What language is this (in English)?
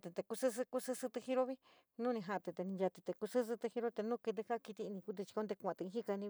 San Miguel El Grande Mixtec